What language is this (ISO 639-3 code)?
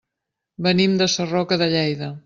cat